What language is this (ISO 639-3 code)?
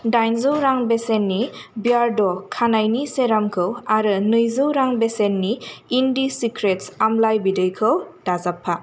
brx